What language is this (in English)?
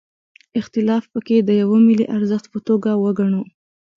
Pashto